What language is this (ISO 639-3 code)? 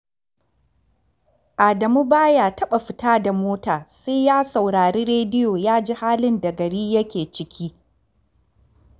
hau